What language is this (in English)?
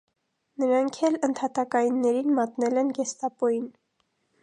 Armenian